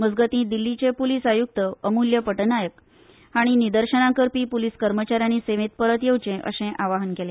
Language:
Konkani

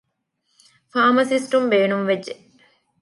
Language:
Divehi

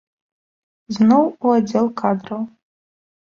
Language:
Belarusian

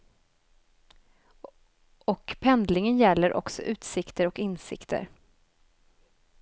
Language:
Swedish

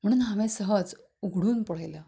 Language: Konkani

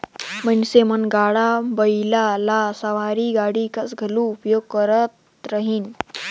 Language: Chhattisgarhi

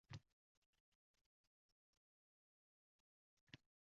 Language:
Uzbek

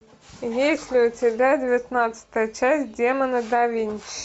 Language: Russian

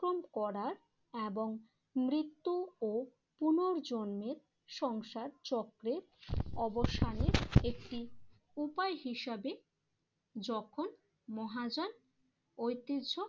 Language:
Bangla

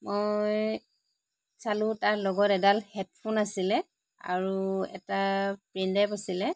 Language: Assamese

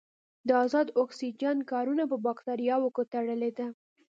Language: Pashto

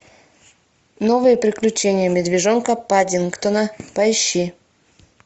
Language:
Russian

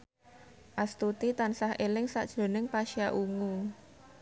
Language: Javanese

